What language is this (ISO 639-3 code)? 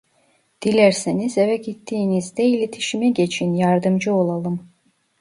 tur